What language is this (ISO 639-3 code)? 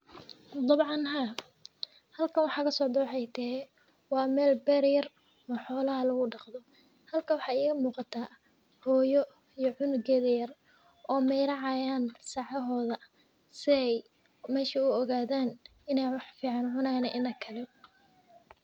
som